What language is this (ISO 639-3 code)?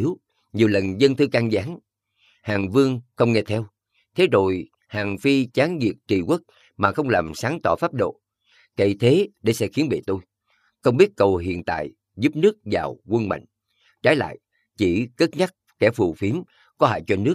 vie